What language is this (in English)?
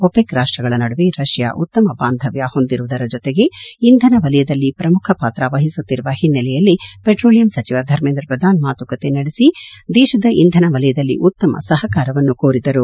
Kannada